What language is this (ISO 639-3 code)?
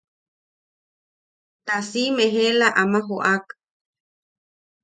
yaq